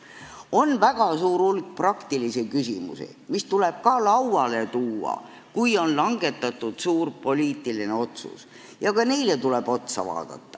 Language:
Estonian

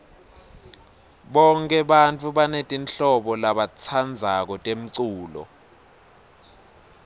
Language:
Swati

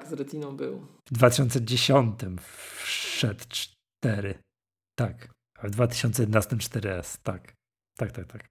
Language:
Polish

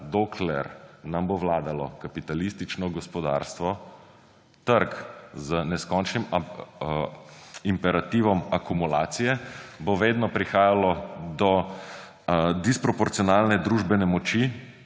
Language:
Slovenian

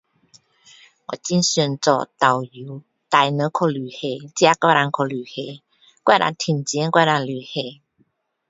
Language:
Min Dong Chinese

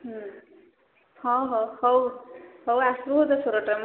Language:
Odia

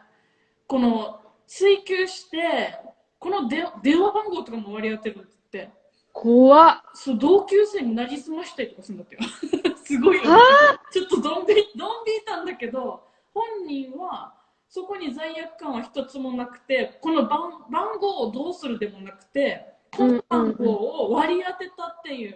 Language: Japanese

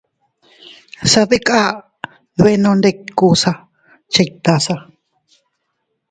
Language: Teutila Cuicatec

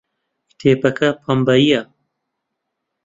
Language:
Central Kurdish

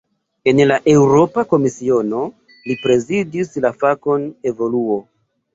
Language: Esperanto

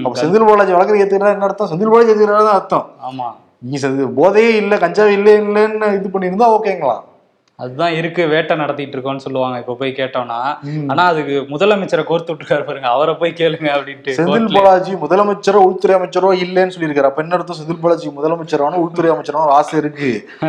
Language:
Tamil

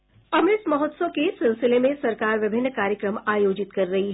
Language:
Hindi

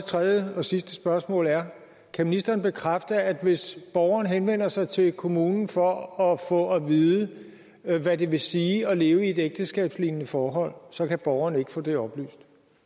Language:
Danish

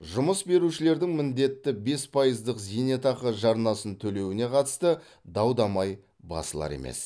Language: Kazakh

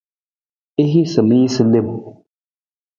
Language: Nawdm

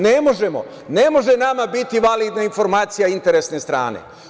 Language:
Serbian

